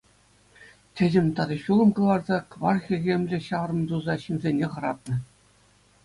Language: Chuvash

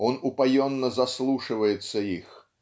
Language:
Russian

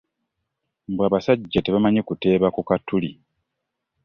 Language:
Ganda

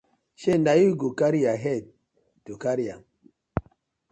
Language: Nigerian Pidgin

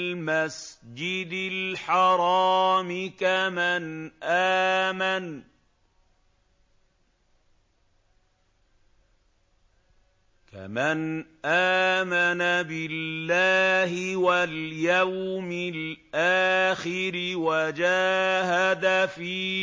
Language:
Arabic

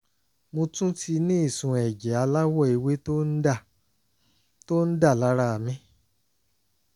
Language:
Yoruba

